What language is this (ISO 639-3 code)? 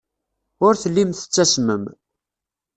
kab